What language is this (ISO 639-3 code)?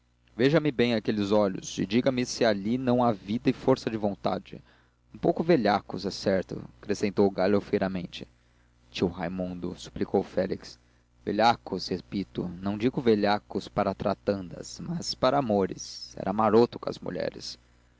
por